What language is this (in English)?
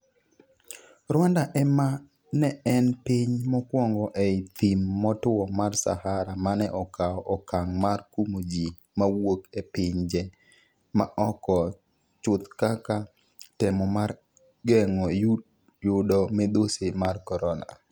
Luo (Kenya and Tanzania)